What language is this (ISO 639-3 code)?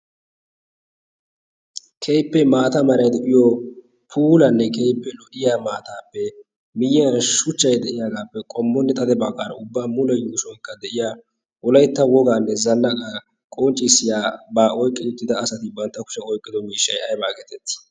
wal